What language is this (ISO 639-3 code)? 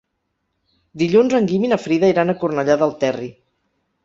cat